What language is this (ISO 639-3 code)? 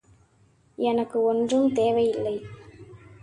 tam